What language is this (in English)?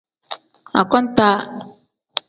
Tem